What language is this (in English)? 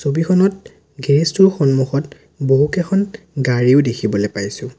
Assamese